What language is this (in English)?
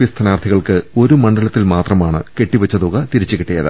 Malayalam